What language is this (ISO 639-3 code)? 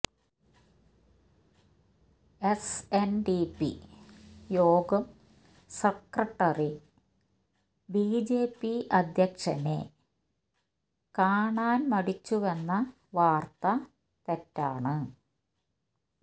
mal